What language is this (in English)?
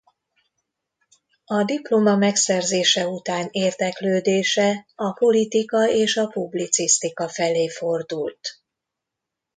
Hungarian